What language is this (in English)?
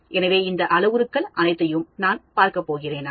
Tamil